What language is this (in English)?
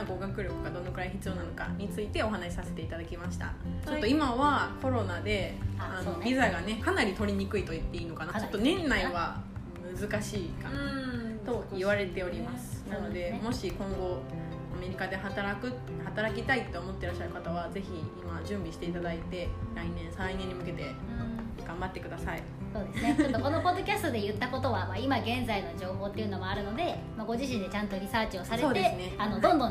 Japanese